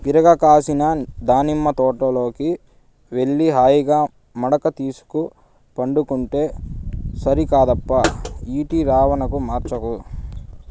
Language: Telugu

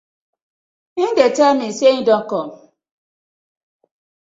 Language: Nigerian Pidgin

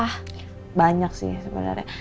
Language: Indonesian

